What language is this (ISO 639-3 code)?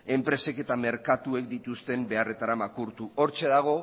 eus